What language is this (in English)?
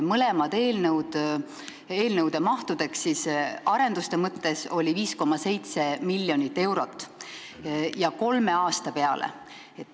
Estonian